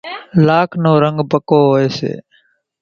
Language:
Kachi Koli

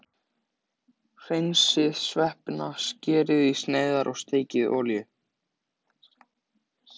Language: Icelandic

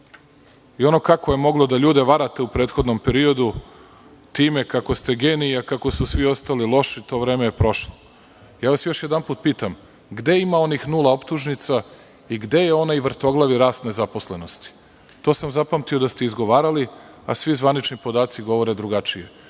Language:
Serbian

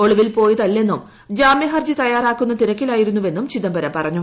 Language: Malayalam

